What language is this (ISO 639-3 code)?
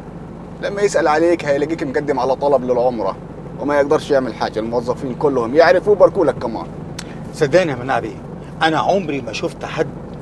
ara